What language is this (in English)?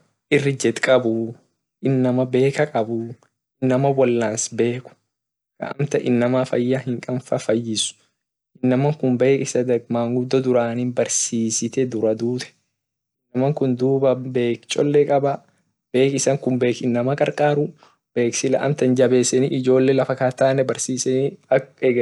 Orma